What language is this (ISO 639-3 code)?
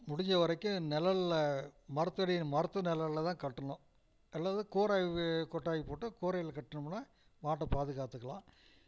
tam